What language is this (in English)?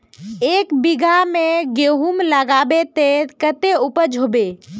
Magahi